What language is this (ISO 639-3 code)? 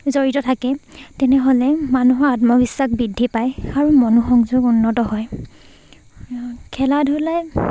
asm